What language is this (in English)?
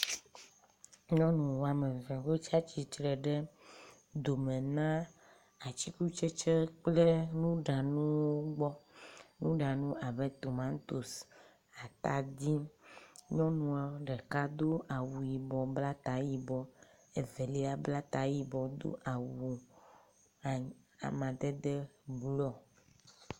Ewe